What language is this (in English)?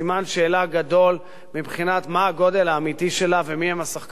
Hebrew